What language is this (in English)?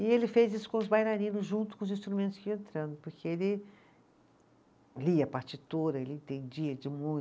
Portuguese